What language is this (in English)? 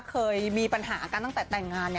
Thai